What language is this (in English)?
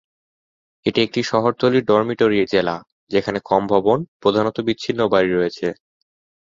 Bangla